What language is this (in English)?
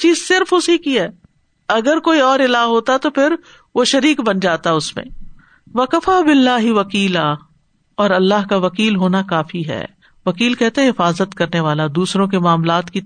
Urdu